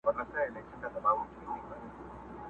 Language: Pashto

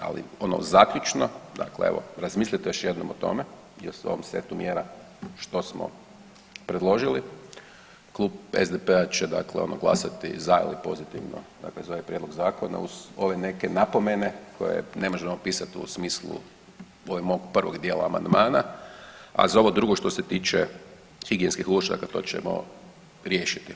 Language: Croatian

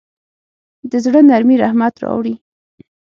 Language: Pashto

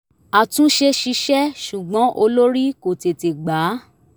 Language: Yoruba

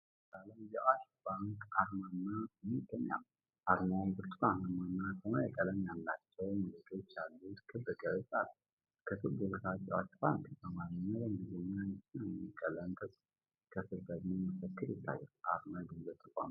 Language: Amharic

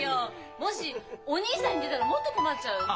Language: Japanese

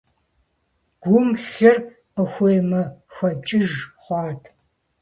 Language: Kabardian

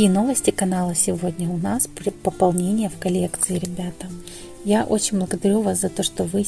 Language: Russian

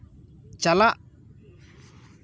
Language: Santali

